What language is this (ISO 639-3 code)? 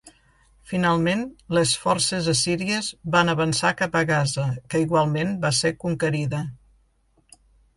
cat